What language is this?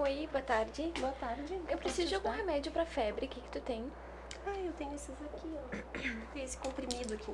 Portuguese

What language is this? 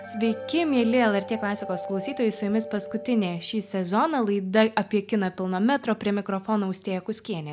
Lithuanian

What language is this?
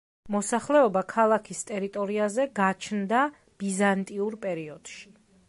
Georgian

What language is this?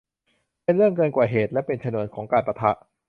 Thai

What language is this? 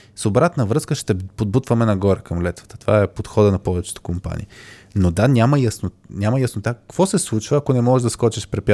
Bulgarian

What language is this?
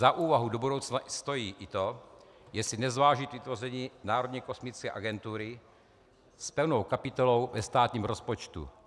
Czech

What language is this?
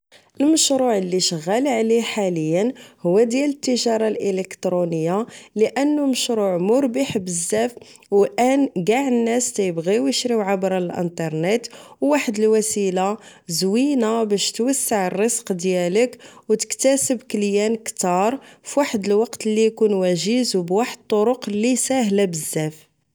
Moroccan Arabic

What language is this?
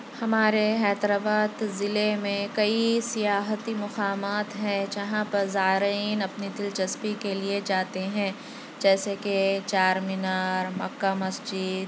Urdu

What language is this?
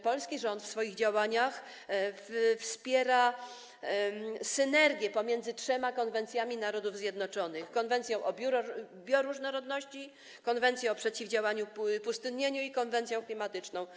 Polish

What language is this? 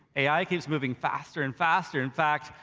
English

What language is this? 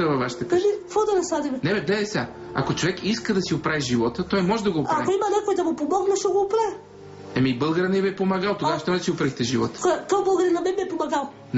Bulgarian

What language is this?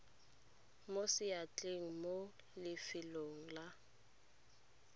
Tswana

